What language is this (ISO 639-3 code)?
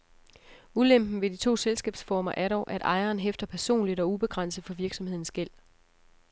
dan